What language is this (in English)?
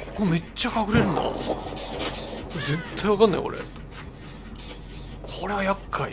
Japanese